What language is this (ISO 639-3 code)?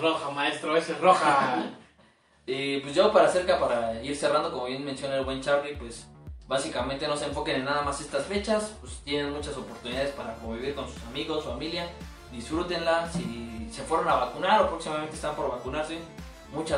spa